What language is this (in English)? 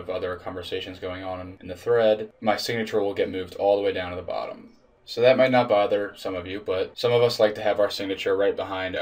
English